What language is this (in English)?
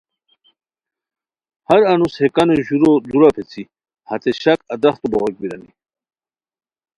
Khowar